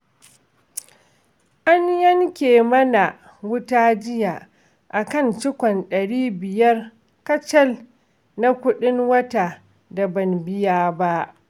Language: Hausa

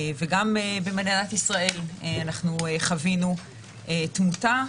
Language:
Hebrew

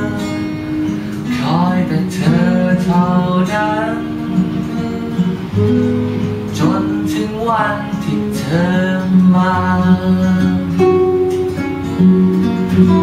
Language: Thai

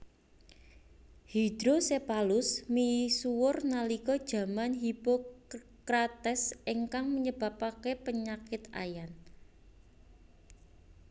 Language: Javanese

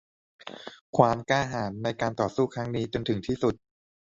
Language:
Thai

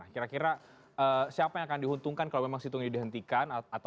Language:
Indonesian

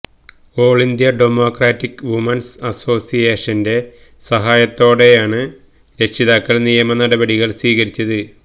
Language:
Malayalam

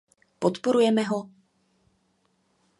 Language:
Czech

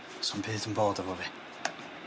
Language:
Welsh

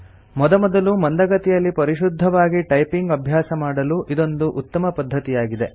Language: Kannada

